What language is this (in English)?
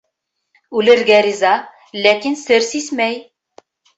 Bashkir